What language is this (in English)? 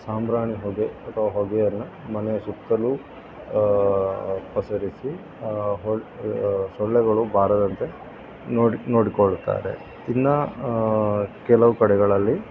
Kannada